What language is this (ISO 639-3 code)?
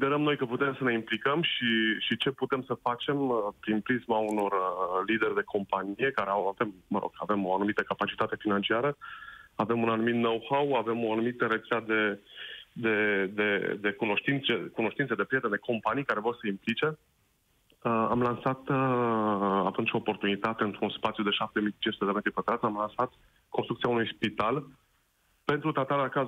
ron